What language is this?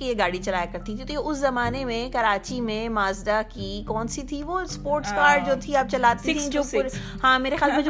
Urdu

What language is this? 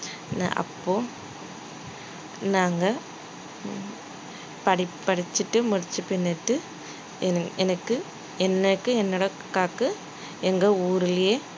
Tamil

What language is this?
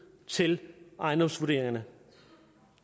Danish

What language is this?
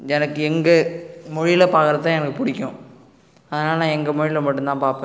Tamil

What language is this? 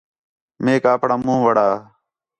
Khetrani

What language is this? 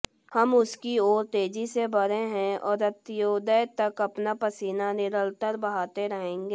Hindi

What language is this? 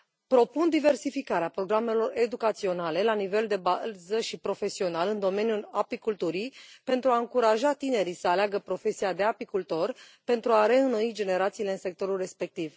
Romanian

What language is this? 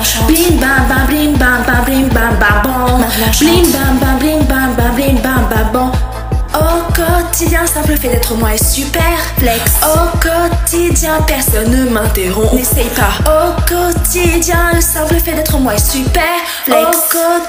French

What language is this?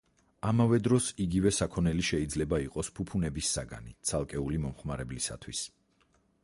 Georgian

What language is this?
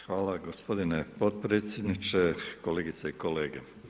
Croatian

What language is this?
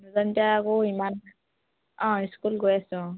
Assamese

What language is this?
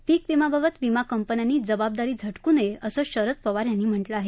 Marathi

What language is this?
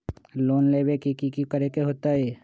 Magahi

